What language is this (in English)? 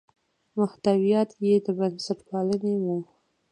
Pashto